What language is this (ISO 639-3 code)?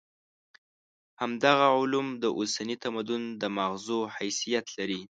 pus